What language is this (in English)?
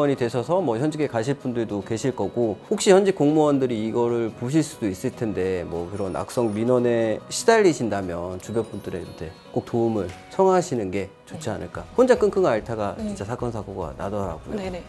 Korean